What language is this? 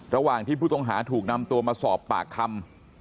Thai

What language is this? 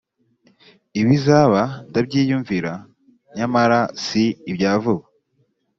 Kinyarwanda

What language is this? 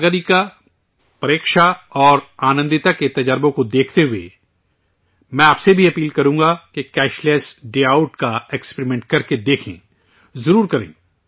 Urdu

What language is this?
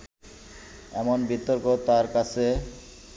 Bangla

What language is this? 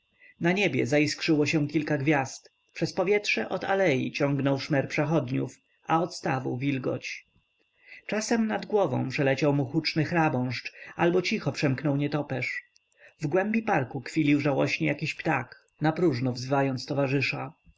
Polish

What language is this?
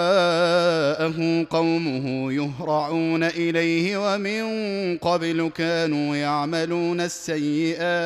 Arabic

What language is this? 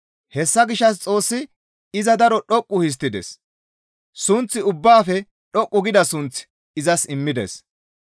Gamo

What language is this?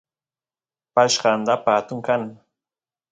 Santiago del Estero Quichua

